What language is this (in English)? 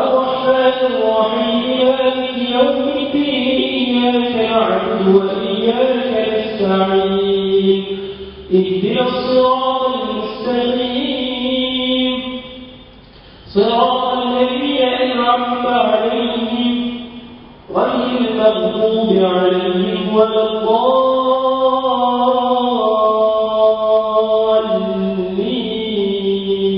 Arabic